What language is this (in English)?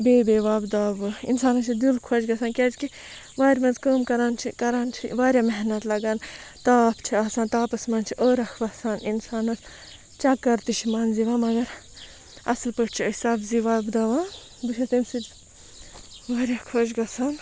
Kashmiri